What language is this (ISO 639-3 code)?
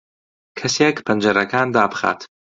ckb